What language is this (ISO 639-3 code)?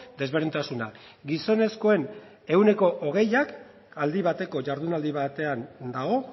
eus